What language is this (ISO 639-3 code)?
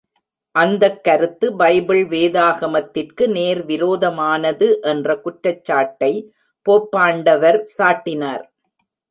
tam